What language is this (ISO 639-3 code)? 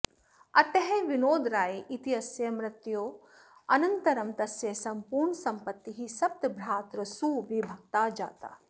san